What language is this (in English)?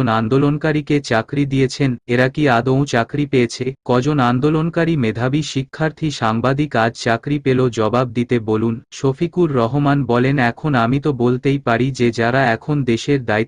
Bangla